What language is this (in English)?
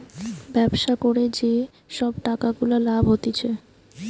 Bangla